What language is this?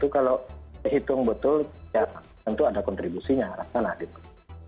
Indonesian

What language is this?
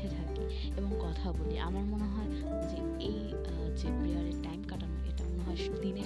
Bangla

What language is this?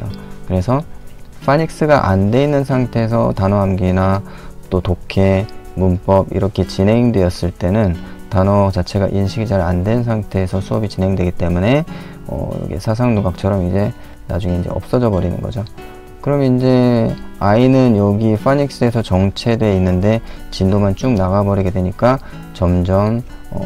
Korean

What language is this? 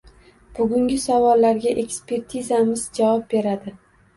Uzbek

